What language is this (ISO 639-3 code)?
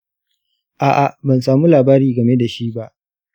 hau